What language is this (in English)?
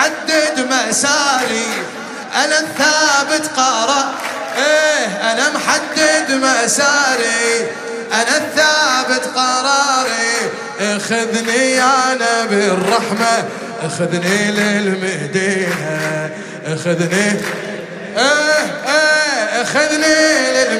Arabic